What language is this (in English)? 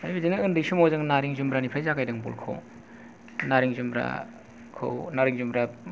Bodo